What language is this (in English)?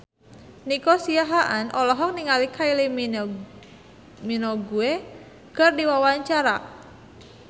Sundanese